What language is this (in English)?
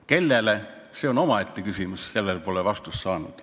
Estonian